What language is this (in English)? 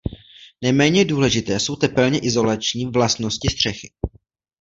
Czech